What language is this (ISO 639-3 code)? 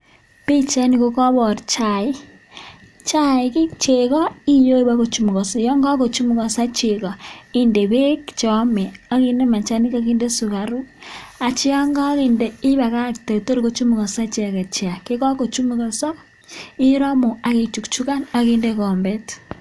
kln